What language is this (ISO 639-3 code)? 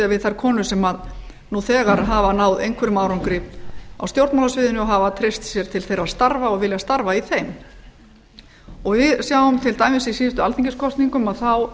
isl